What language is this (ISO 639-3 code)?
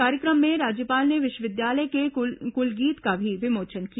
hin